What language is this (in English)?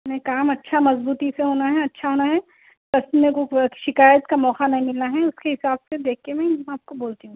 Urdu